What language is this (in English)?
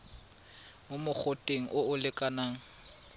Tswana